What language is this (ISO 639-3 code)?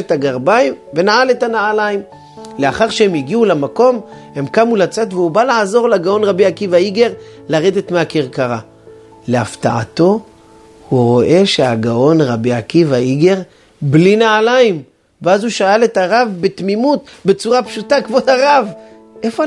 heb